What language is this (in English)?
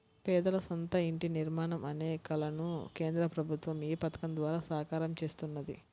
Telugu